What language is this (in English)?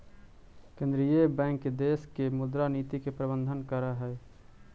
Magahi